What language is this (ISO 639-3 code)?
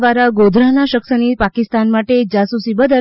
guj